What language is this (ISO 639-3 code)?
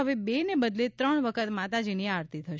guj